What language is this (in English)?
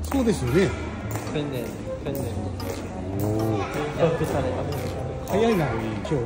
Japanese